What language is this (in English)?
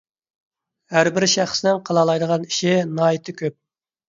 Uyghur